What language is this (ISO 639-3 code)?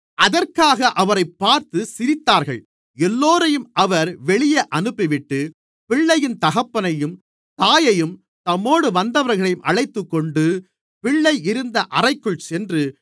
tam